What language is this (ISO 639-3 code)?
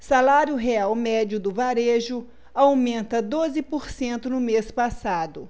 por